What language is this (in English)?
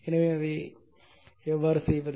Tamil